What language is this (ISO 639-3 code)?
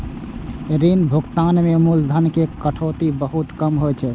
mai